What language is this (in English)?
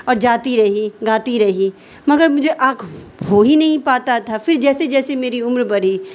Urdu